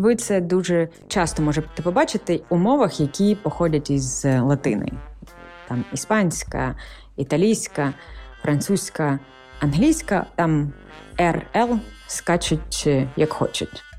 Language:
Ukrainian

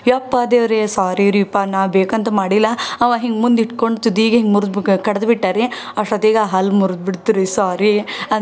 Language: Kannada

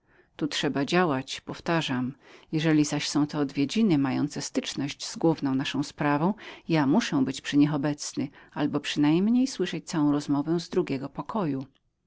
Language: Polish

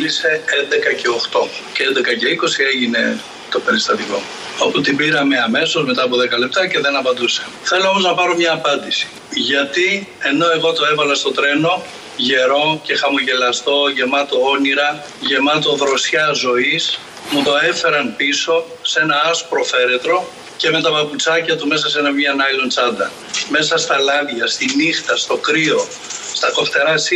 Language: Greek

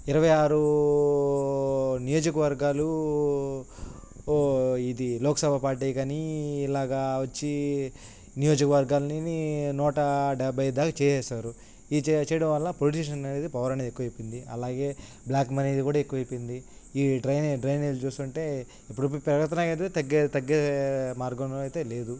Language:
Telugu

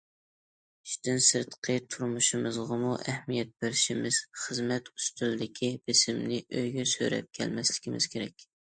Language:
Uyghur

